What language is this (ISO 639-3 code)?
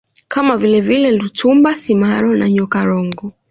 swa